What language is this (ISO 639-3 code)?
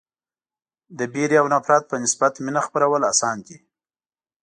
pus